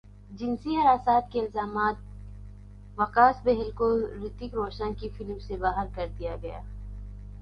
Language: Urdu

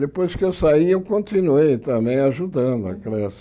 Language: Portuguese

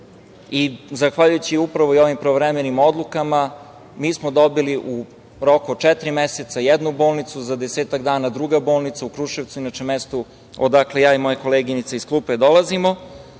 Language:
Serbian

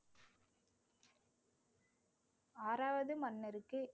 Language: Tamil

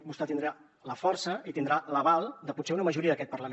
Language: Catalan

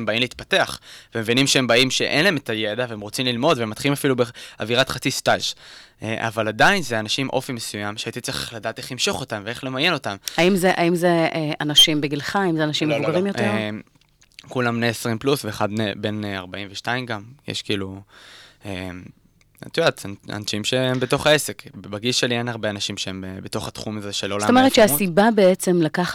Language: Hebrew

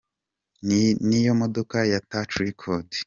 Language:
Kinyarwanda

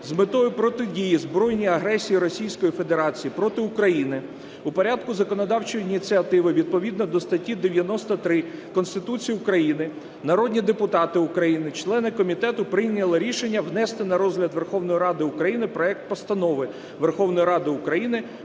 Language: Ukrainian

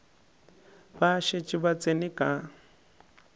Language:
Northern Sotho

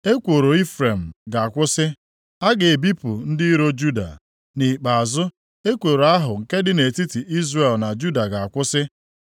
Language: Igbo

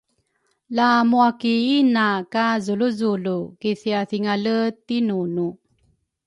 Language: Rukai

